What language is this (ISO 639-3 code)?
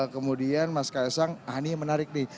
ind